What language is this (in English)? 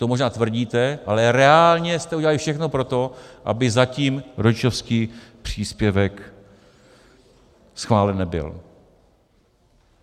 Czech